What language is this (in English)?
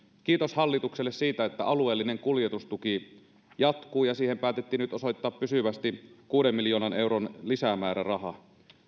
Finnish